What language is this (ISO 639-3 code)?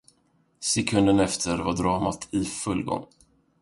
swe